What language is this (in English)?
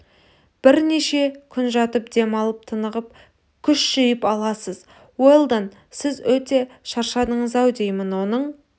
Kazakh